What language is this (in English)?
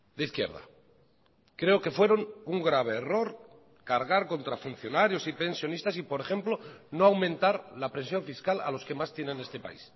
Spanish